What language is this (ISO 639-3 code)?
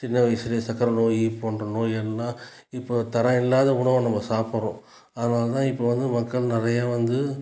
tam